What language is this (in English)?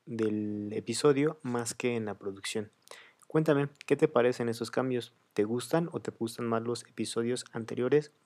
Spanish